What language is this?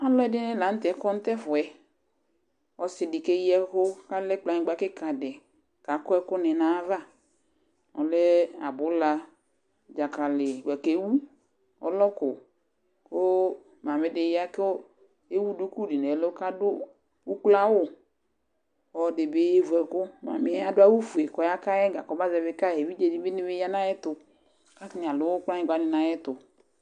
Ikposo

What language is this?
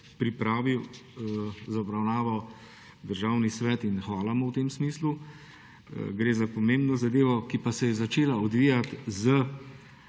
Slovenian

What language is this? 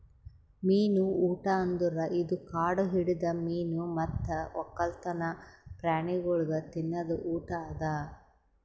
Kannada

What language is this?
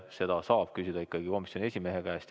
Estonian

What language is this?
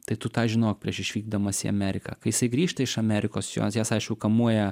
Lithuanian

